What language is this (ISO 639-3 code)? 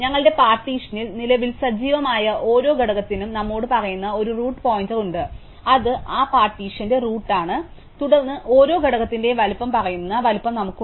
mal